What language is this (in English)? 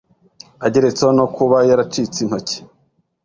Kinyarwanda